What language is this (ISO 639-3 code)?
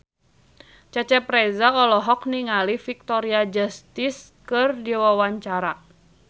sun